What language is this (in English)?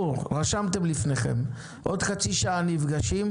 Hebrew